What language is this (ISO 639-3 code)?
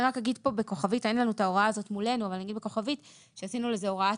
heb